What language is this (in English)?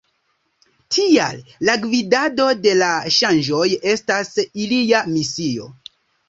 Esperanto